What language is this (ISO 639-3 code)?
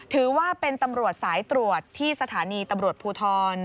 tha